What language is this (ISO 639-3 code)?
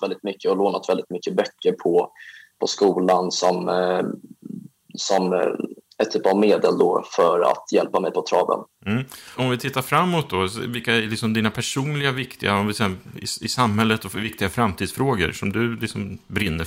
swe